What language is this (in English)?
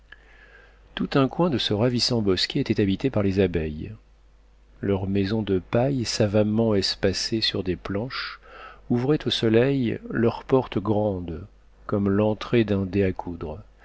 French